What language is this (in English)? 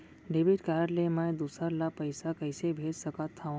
Chhattisgarhi